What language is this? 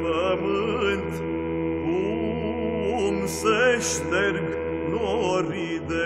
Romanian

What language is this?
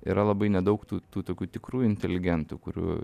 Lithuanian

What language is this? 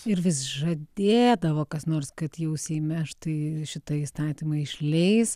Lithuanian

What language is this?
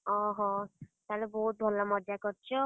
Odia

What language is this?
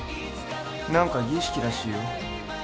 Japanese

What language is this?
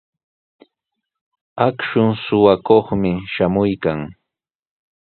Sihuas Ancash Quechua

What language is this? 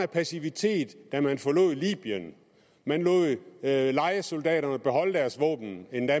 Danish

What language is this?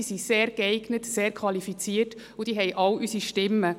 Swiss German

